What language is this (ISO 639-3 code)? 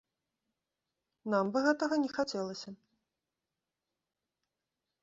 bel